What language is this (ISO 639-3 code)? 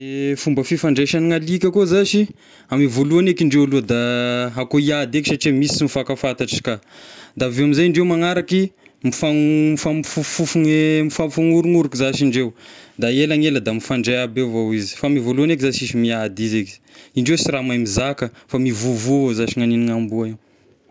tkg